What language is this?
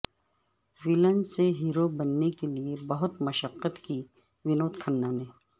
Urdu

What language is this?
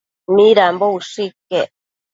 Matsés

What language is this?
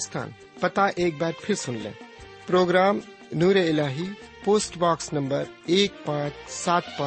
Urdu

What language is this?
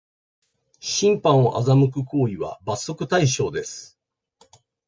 Japanese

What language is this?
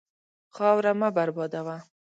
Pashto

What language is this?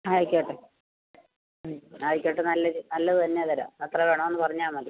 Malayalam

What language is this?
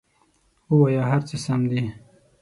Pashto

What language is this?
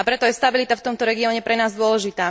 Slovak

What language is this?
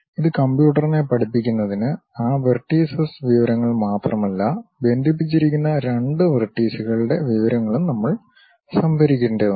Malayalam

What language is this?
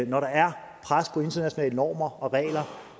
Danish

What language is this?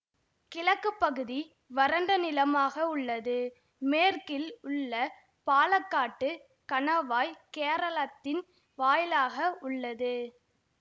Tamil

